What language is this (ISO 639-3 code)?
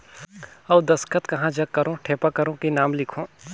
hne